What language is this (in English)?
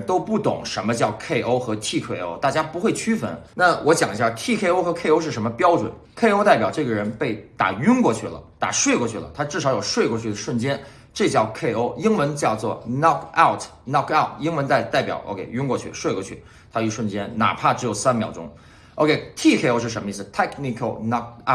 Chinese